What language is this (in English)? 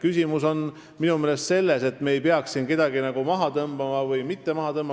Estonian